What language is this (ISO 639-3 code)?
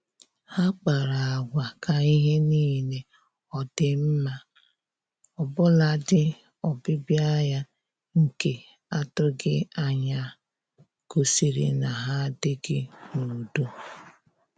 ibo